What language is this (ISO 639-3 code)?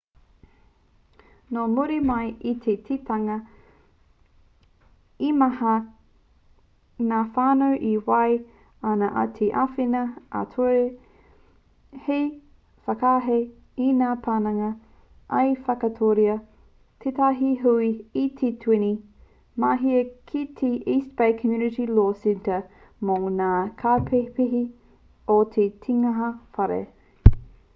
mri